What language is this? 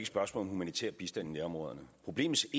Danish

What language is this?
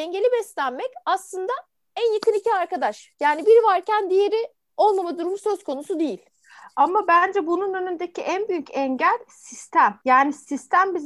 Turkish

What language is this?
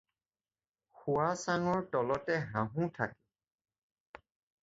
Assamese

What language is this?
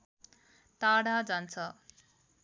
Nepali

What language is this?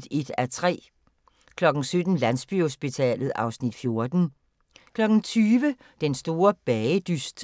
Danish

